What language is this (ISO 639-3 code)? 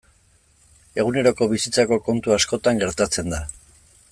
eus